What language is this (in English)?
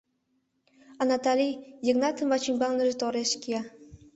Mari